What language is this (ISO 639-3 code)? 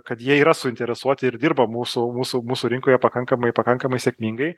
lit